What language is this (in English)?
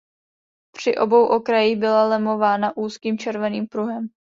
Czech